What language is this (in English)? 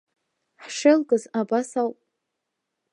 Abkhazian